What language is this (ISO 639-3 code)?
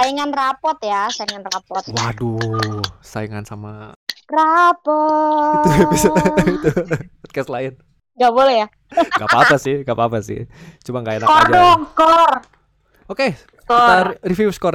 ind